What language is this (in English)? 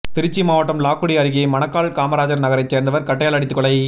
Tamil